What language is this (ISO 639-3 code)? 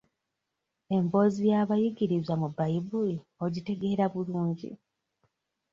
lug